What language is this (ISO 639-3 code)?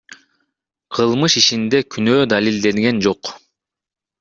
kir